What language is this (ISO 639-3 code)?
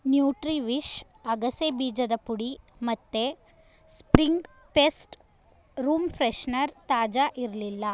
kan